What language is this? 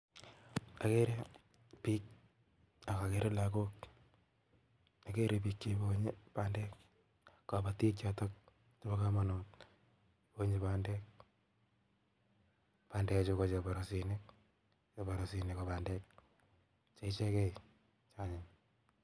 Kalenjin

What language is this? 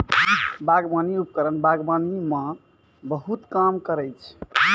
Maithili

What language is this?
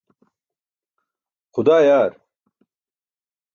Burushaski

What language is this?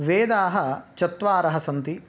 Sanskrit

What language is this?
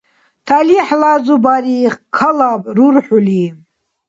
Dargwa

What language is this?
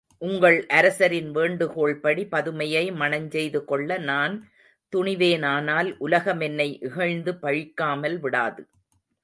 Tamil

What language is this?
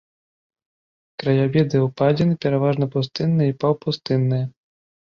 Belarusian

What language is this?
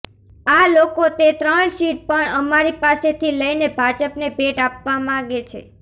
Gujarati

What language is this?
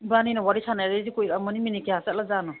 Manipuri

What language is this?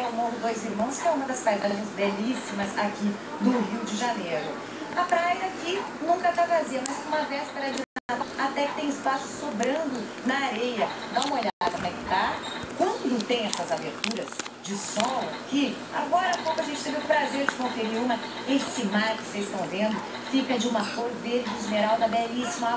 Portuguese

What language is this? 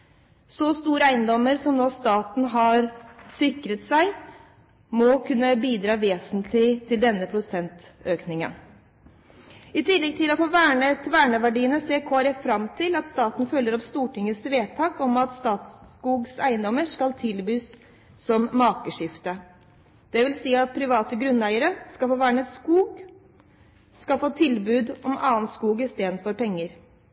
Norwegian Bokmål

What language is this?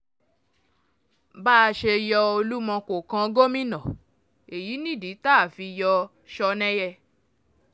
Yoruba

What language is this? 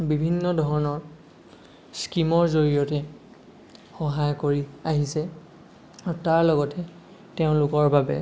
Assamese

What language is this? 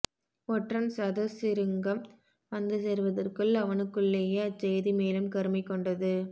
Tamil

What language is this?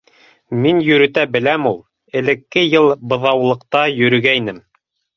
Bashkir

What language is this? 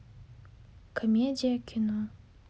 Russian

